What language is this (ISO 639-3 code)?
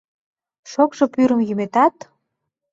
chm